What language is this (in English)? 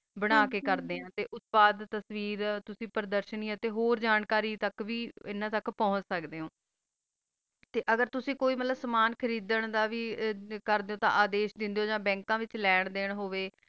Punjabi